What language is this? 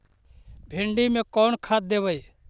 Magahi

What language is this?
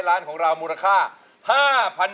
Thai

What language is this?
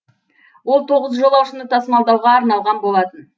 Kazakh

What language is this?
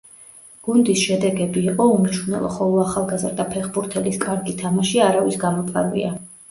Georgian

